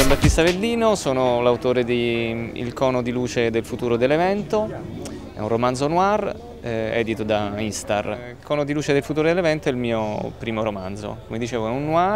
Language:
Italian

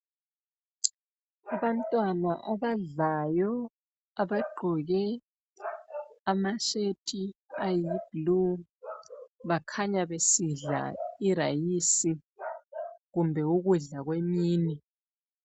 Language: North Ndebele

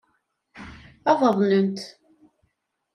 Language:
Kabyle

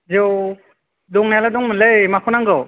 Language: Bodo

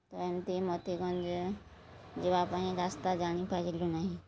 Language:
Odia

